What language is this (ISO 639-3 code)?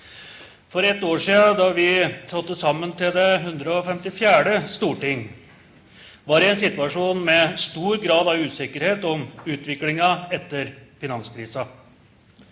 nor